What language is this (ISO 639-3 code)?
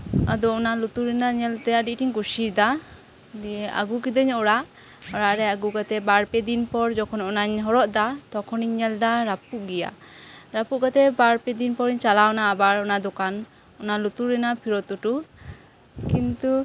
sat